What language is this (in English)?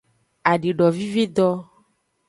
Aja (Benin)